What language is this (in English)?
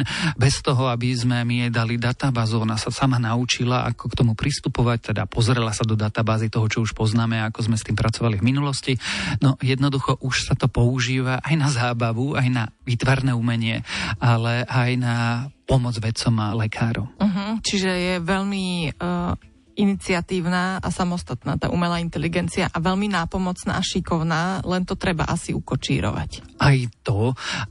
Slovak